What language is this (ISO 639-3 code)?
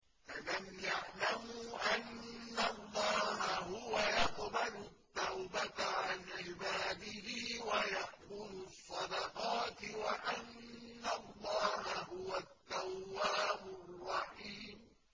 ara